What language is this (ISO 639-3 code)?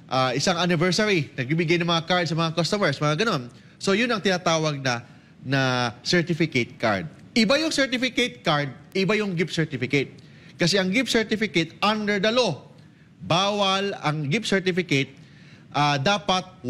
fil